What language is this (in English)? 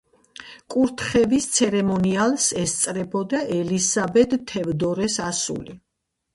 Georgian